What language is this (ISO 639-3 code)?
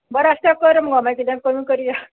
kok